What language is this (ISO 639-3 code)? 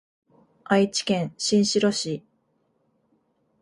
jpn